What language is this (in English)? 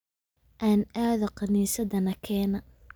Somali